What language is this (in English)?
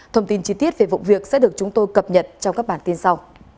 Vietnamese